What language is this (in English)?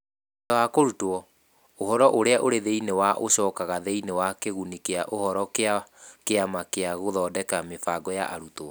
Kikuyu